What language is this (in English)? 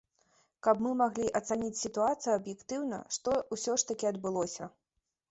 Belarusian